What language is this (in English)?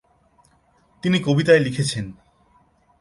Bangla